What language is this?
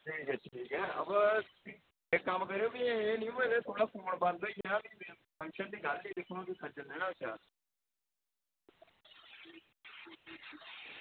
Dogri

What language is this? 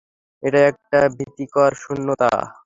Bangla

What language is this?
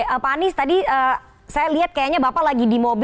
Indonesian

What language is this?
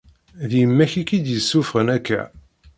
Kabyle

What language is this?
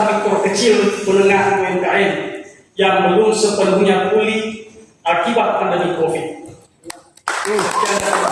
Indonesian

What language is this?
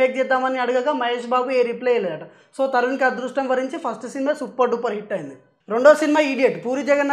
Hindi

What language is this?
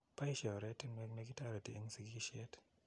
Kalenjin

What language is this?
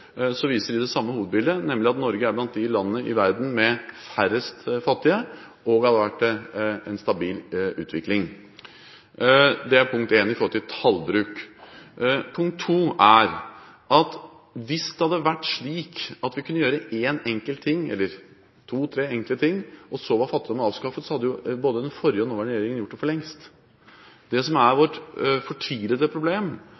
Norwegian Bokmål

